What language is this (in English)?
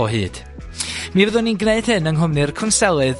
Welsh